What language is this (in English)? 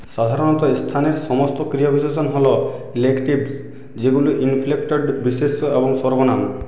Bangla